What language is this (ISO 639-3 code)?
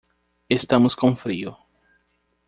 por